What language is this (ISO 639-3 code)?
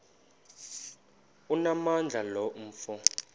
xho